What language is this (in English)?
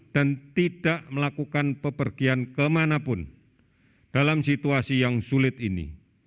Indonesian